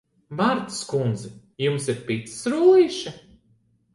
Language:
Latvian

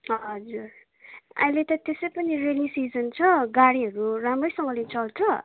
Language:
Nepali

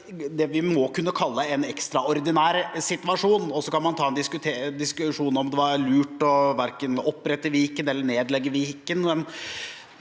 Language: Norwegian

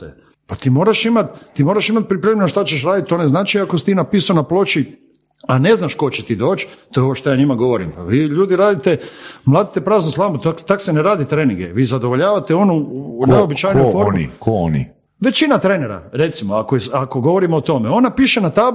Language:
Croatian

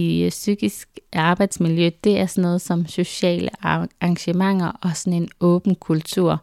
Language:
Danish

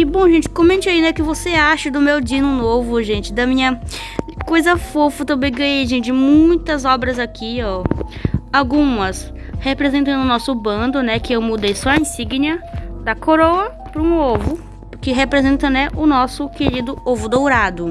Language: Portuguese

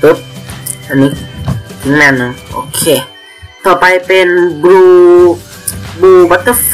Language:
Thai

